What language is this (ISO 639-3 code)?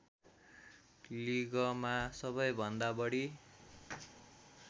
nep